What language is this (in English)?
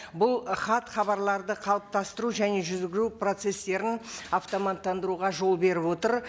Kazakh